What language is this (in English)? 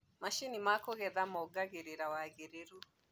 Kikuyu